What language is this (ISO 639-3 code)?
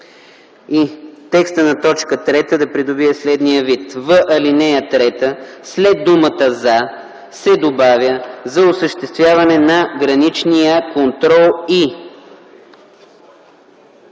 bul